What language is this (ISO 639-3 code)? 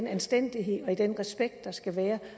dan